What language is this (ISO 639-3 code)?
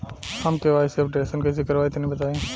bho